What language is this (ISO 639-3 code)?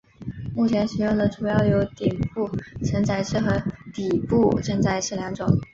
zho